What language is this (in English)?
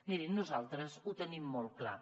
Catalan